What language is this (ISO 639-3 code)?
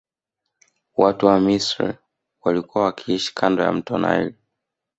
swa